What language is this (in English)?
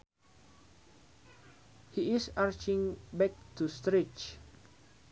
Sundanese